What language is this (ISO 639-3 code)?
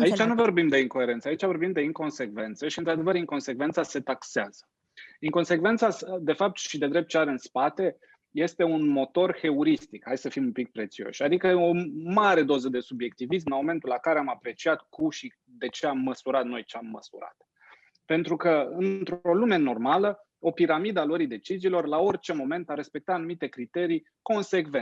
ron